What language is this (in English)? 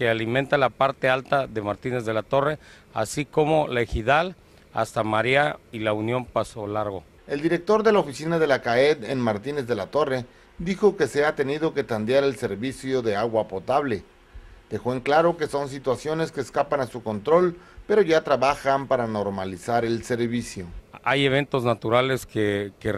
Spanish